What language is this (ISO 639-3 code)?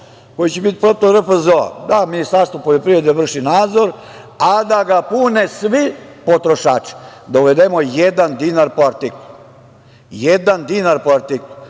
srp